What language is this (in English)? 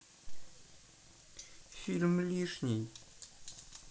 Russian